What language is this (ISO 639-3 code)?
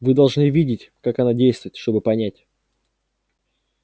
rus